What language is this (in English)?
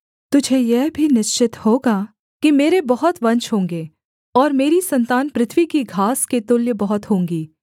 Hindi